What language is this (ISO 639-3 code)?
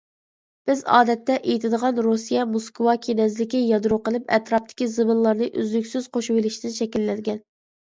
uig